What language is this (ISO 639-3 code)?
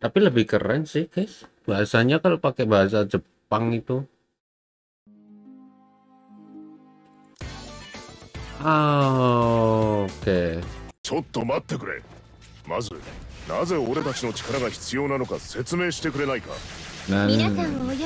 ind